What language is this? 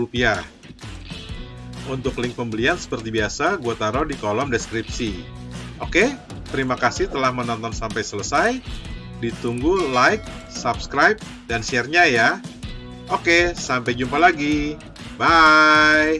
Indonesian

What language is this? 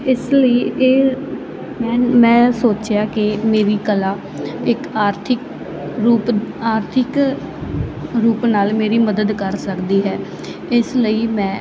Punjabi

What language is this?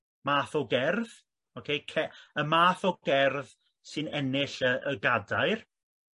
Welsh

